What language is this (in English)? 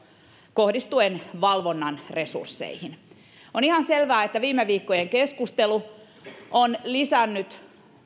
Finnish